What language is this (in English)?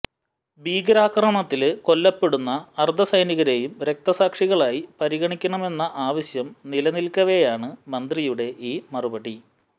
Malayalam